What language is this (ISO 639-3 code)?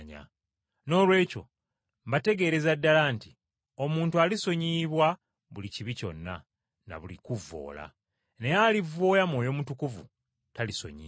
lug